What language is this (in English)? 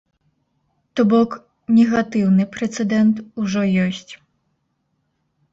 Belarusian